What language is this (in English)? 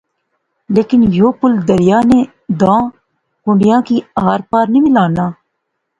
Pahari-Potwari